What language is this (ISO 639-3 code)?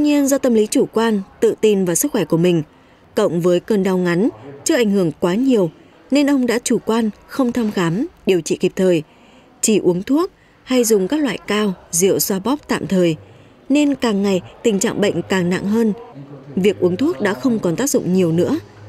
vie